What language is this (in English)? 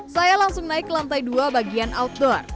Indonesian